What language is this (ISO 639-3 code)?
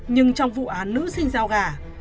vie